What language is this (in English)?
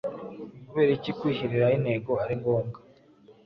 Kinyarwanda